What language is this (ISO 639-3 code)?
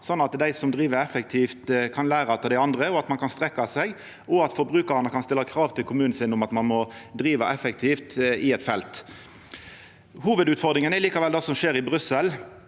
nor